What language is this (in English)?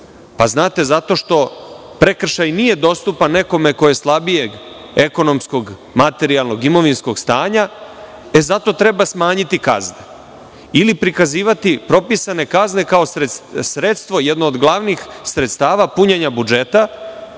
Serbian